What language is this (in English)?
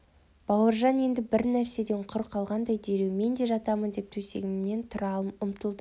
Kazakh